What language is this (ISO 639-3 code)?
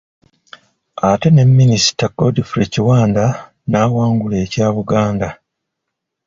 lug